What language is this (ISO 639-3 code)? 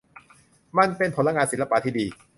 tha